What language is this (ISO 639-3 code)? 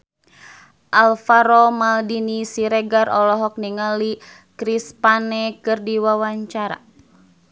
sun